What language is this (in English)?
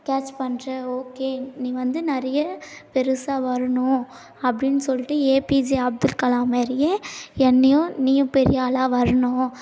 Tamil